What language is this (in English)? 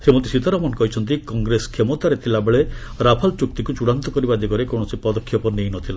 Odia